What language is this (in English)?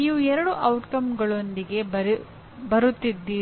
Kannada